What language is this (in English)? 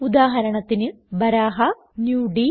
Malayalam